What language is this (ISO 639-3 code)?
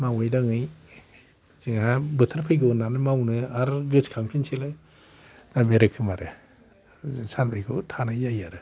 brx